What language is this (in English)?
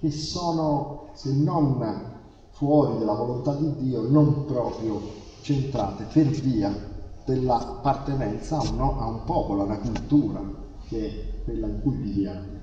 Italian